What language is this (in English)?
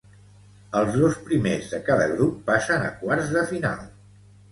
Catalan